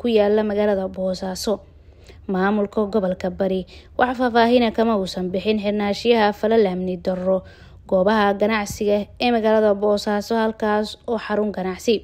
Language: Arabic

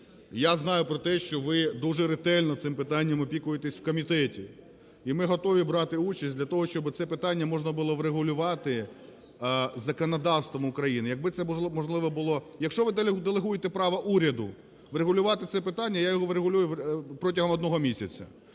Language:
Ukrainian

